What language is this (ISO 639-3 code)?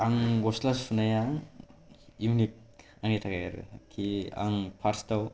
brx